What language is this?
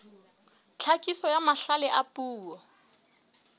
Southern Sotho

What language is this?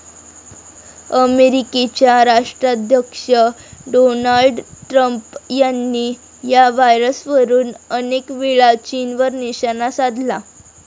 Marathi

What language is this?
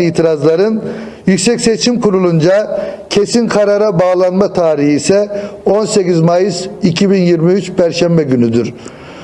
Turkish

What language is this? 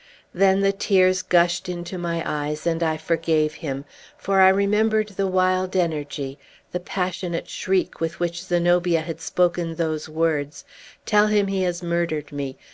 English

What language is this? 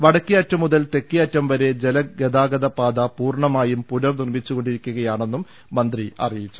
Malayalam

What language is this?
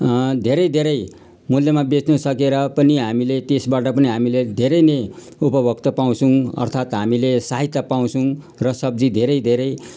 Nepali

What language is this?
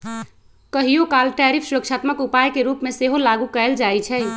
Magahi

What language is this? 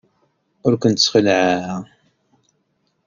Kabyle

